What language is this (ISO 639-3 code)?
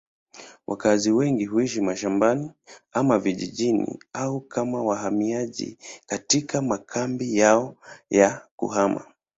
swa